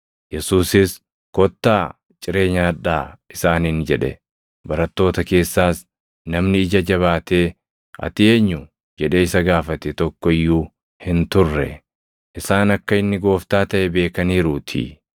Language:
Oromo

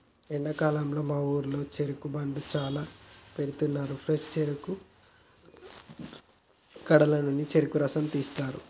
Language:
Telugu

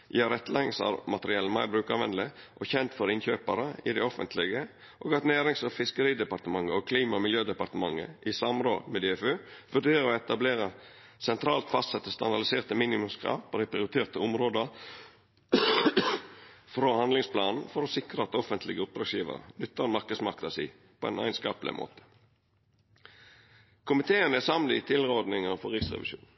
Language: Norwegian Nynorsk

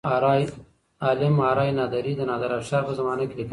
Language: Pashto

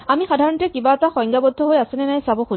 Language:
Assamese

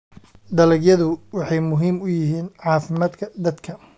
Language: Somali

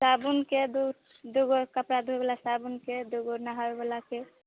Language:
Maithili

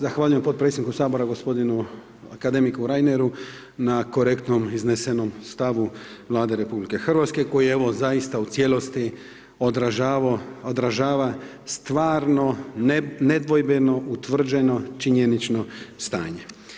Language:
Croatian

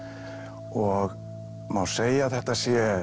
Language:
Icelandic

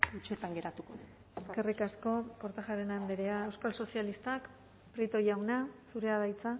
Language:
Basque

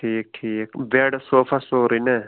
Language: Kashmiri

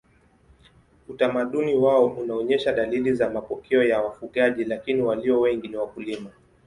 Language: Swahili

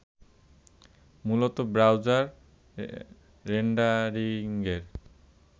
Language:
Bangla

